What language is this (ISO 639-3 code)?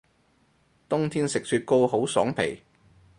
yue